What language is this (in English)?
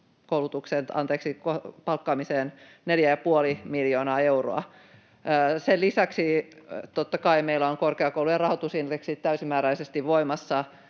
Finnish